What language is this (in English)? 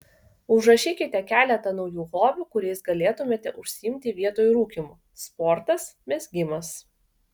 Lithuanian